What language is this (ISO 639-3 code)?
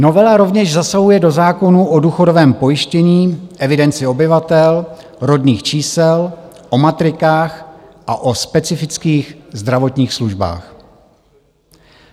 ces